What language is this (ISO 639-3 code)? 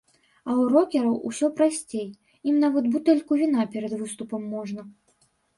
bel